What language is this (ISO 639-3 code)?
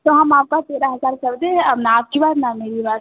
hin